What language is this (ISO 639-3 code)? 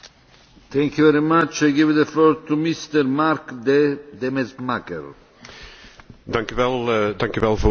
nld